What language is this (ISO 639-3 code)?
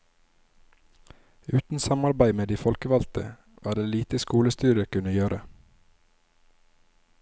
nor